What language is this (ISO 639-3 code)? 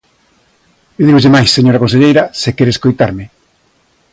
glg